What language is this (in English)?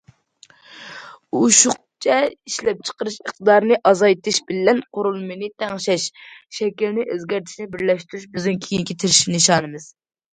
Uyghur